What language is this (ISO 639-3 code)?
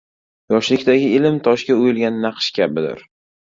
uzb